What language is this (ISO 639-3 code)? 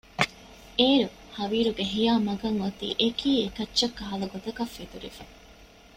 div